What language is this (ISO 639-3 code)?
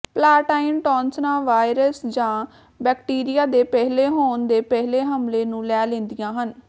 pan